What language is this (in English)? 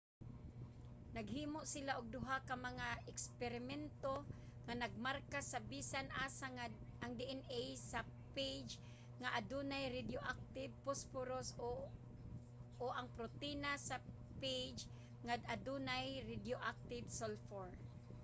Cebuano